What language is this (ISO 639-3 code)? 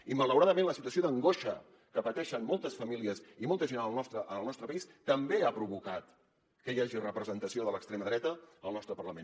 cat